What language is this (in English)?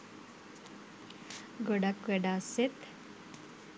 Sinhala